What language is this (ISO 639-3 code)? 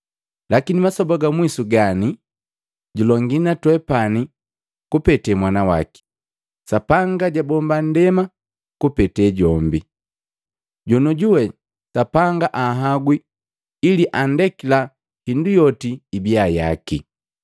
mgv